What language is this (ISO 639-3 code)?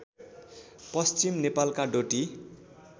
nep